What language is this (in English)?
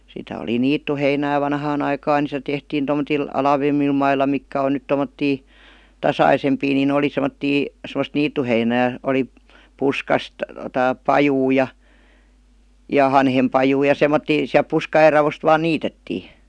Finnish